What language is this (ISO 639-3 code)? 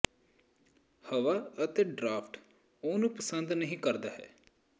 pan